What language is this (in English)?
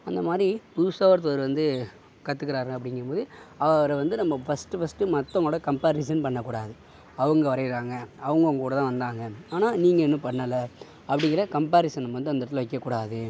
Tamil